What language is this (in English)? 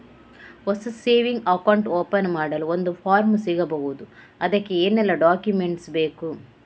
Kannada